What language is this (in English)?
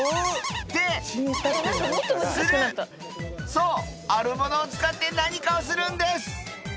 Japanese